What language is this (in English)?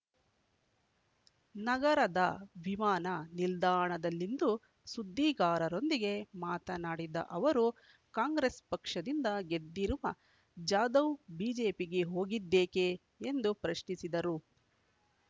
Kannada